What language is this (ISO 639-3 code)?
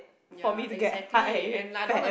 eng